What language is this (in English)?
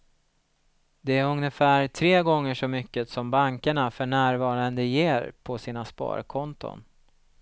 Swedish